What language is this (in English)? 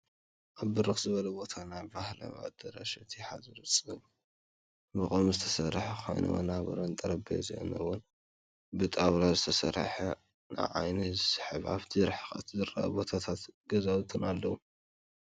Tigrinya